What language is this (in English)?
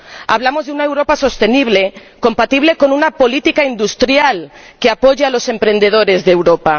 Spanish